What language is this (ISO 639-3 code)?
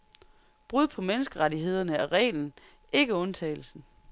dan